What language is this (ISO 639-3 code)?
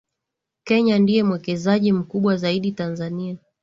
swa